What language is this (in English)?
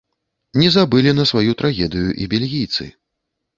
Belarusian